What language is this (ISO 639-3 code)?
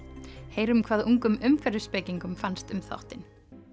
isl